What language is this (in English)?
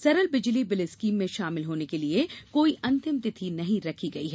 Hindi